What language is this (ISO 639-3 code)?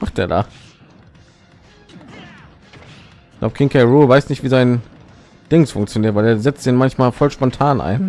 deu